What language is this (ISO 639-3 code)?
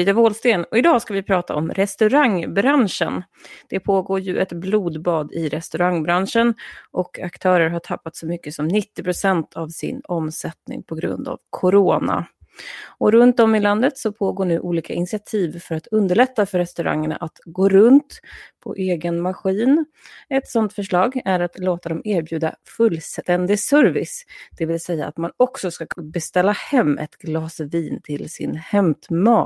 swe